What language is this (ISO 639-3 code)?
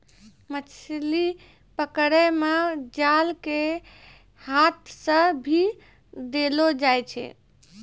mai